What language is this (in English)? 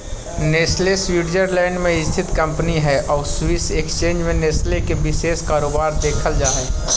Magahi